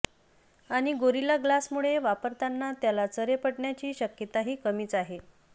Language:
Marathi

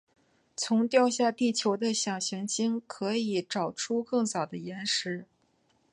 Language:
Chinese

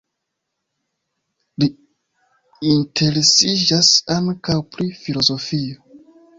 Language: Esperanto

